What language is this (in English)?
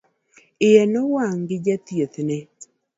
Luo (Kenya and Tanzania)